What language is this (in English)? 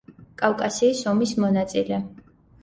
Georgian